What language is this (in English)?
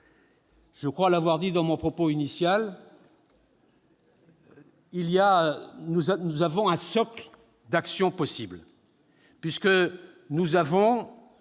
French